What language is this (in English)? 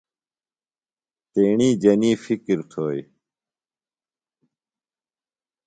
Phalura